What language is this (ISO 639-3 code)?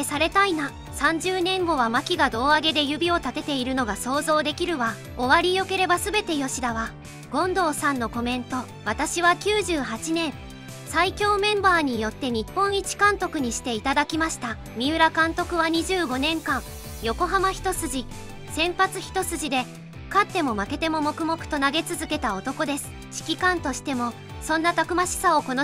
jpn